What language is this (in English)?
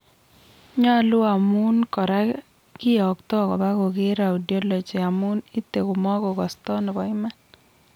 Kalenjin